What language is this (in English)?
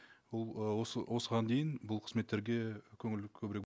Kazakh